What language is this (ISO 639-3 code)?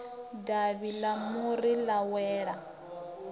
ven